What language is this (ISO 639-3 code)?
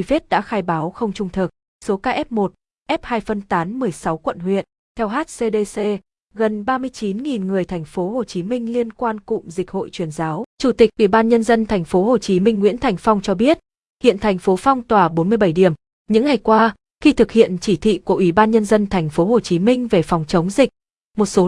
vie